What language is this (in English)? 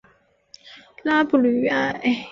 Chinese